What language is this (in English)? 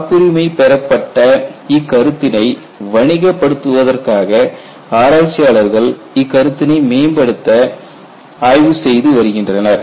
Tamil